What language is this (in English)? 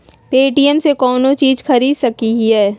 Magahi